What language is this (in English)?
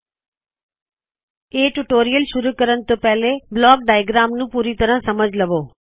Punjabi